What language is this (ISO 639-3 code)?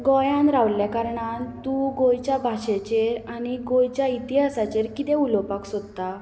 kok